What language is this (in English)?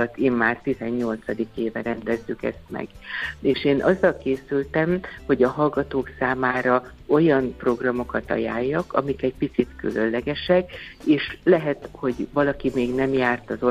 Hungarian